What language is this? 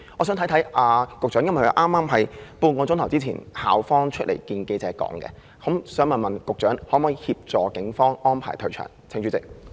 Cantonese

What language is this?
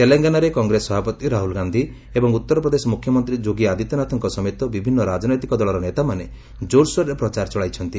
Odia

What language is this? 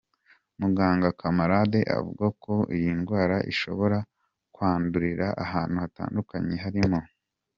Kinyarwanda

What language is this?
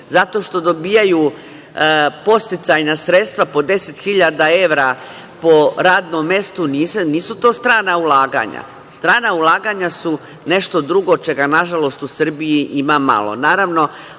Serbian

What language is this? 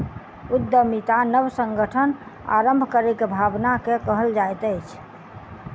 Maithili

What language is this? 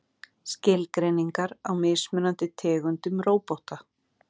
Icelandic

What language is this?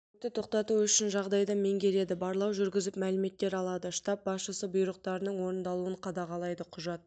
Kazakh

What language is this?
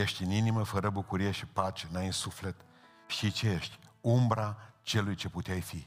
Romanian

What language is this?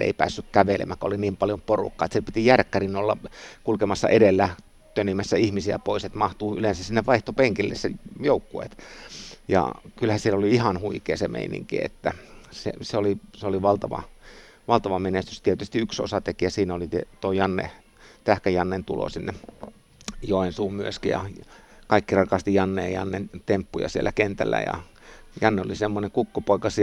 Finnish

